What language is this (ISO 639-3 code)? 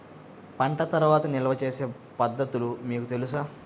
tel